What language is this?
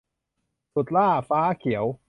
Thai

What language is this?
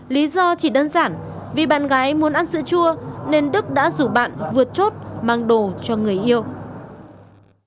Vietnamese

